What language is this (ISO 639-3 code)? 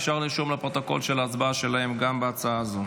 heb